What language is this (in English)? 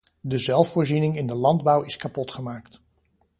Dutch